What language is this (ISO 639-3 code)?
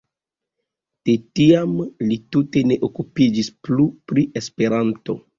epo